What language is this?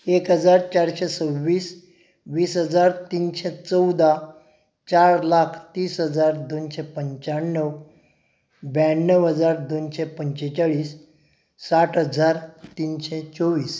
Konkani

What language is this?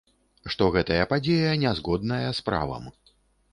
Belarusian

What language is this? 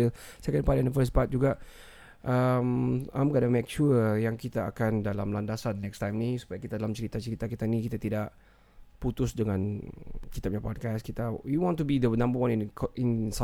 Malay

